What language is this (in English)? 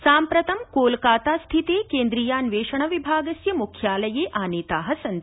Sanskrit